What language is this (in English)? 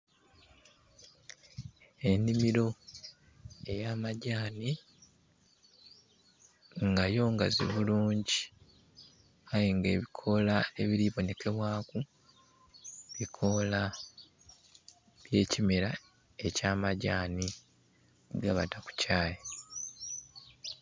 Soga